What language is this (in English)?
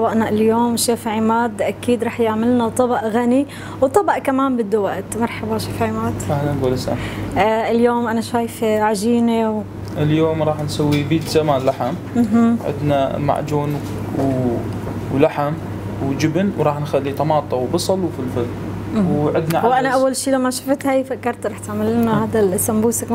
Arabic